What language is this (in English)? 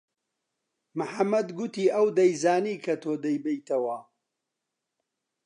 Central Kurdish